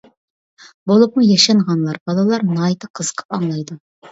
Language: Uyghur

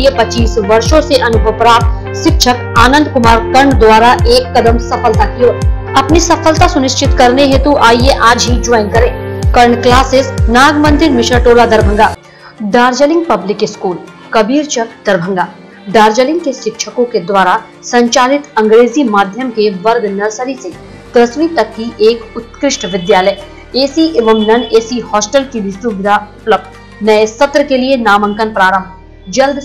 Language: Hindi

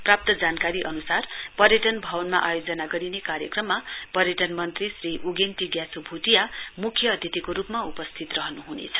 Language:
Nepali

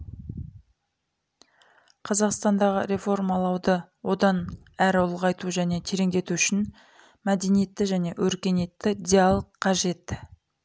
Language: Kazakh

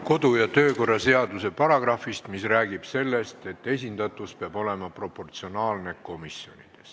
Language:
Estonian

